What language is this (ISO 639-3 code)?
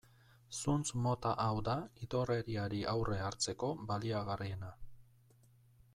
eus